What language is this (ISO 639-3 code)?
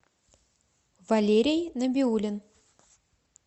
rus